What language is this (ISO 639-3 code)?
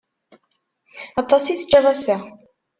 kab